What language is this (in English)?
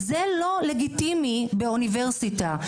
Hebrew